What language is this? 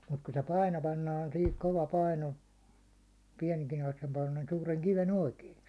Finnish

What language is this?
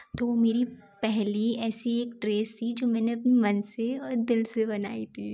Hindi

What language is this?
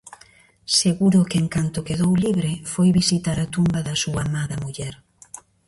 Galician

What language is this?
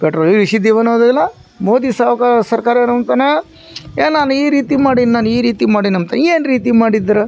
Kannada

